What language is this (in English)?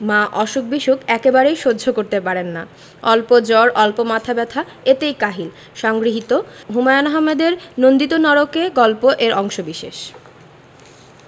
Bangla